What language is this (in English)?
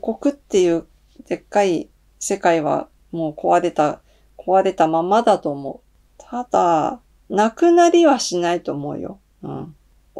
Japanese